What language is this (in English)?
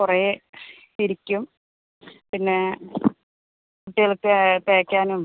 Malayalam